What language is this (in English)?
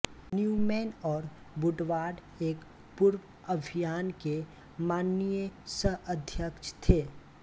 Hindi